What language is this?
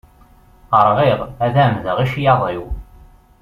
Kabyle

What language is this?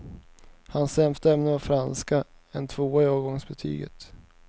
Swedish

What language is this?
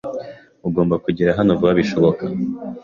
Kinyarwanda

